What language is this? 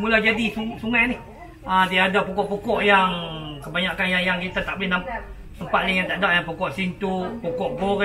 Malay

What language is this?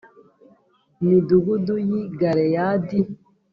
Kinyarwanda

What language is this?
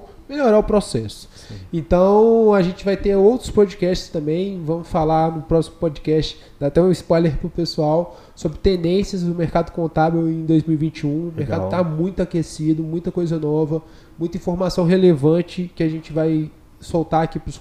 Portuguese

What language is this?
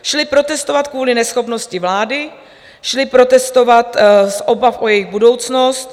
Czech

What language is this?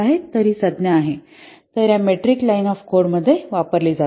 Marathi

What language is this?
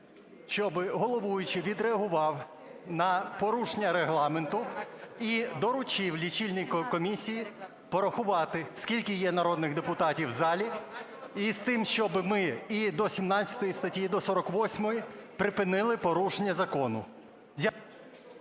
Ukrainian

